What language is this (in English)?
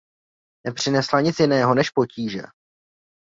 Czech